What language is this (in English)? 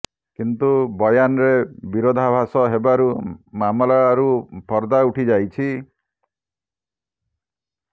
Odia